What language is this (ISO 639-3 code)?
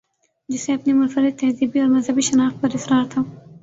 urd